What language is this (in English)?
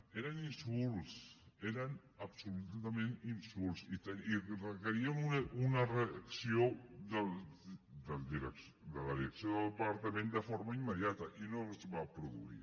Catalan